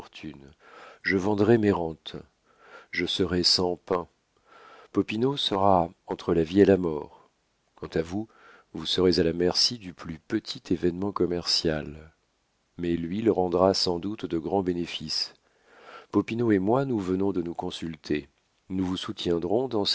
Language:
French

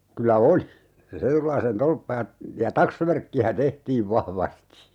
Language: Finnish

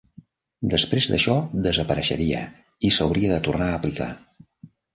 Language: Catalan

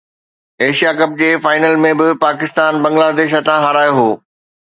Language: Sindhi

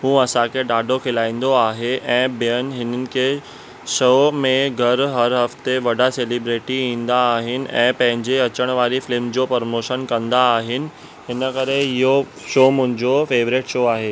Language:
Sindhi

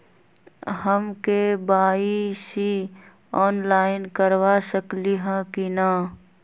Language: Magahi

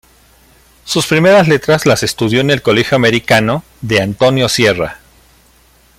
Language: Spanish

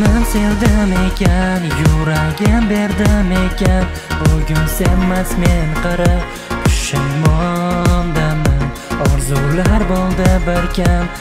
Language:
Turkish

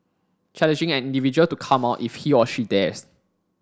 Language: English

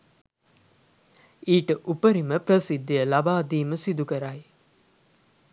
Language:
Sinhala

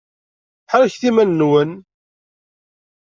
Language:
Kabyle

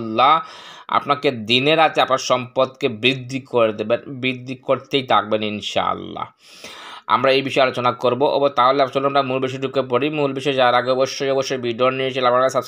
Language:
Arabic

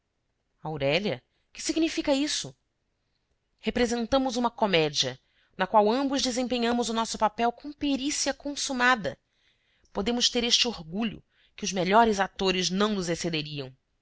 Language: Portuguese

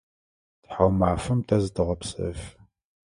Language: Adyghe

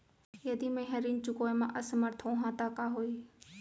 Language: Chhattisgarhi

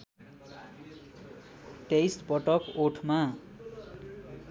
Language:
Nepali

